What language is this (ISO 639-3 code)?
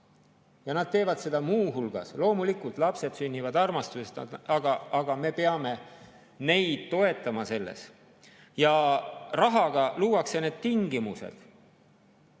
est